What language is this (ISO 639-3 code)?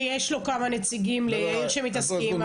heb